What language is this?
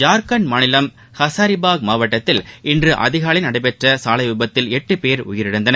Tamil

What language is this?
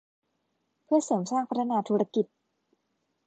Thai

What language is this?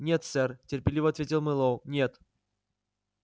Russian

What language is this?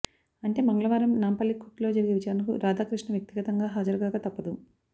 Telugu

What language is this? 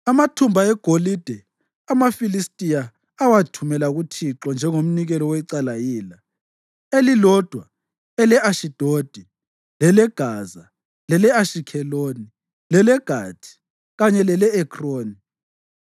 North Ndebele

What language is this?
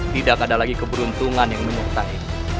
Indonesian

